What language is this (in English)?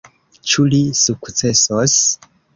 Esperanto